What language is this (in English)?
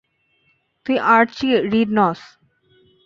Bangla